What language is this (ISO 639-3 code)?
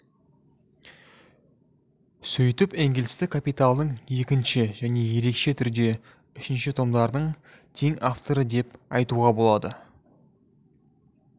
kaz